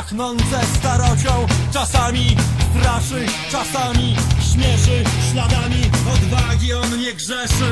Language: Polish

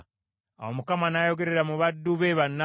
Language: Ganda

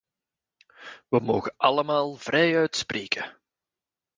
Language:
Dutch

